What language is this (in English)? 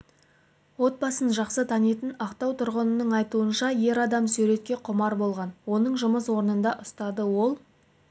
Kazakh